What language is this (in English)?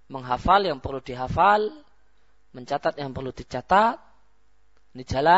Malay